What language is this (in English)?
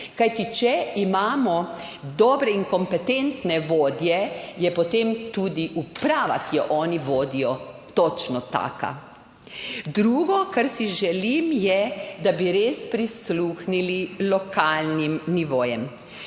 Slovenian